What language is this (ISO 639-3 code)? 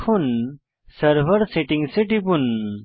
ben